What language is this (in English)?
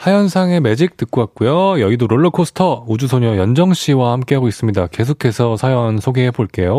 Korean